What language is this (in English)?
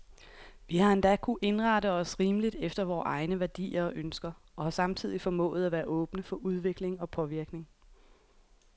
Danish